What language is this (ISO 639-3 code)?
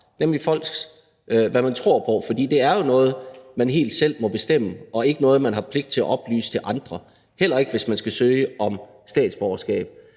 dan